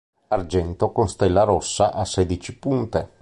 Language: Italian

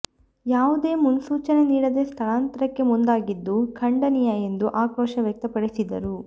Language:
Kannada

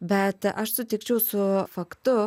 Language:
Lithuanian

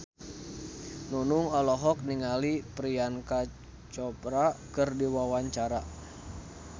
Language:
Sundanese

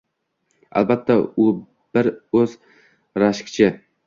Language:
Uzbek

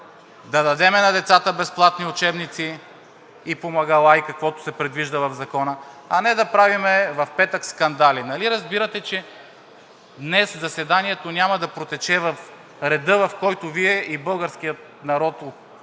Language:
Bulgarian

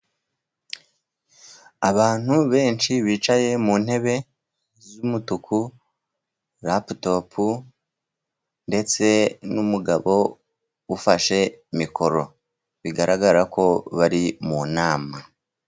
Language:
Kinyarwanda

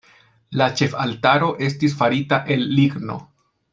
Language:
Esperanto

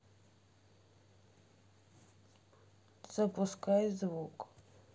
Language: Russian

